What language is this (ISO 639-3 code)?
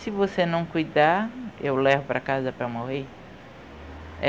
por